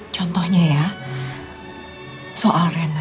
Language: Indonesian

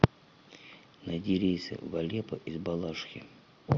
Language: Russian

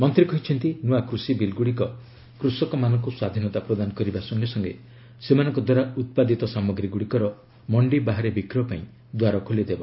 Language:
Odia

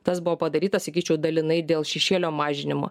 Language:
Lithuanian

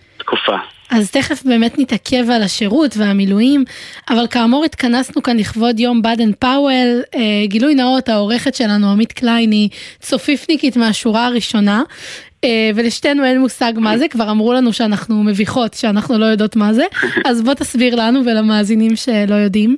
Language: Hebrew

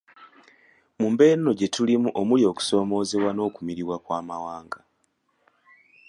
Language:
Ganda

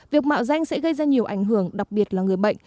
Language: Vietnamese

